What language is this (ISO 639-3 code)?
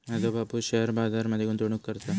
mar